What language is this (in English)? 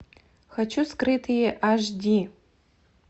Russian